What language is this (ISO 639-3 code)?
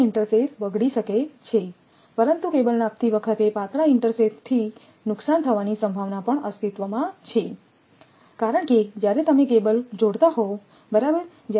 guj